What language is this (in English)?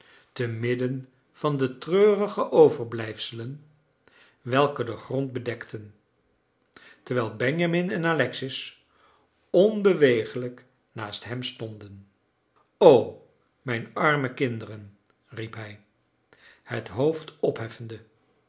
Dutch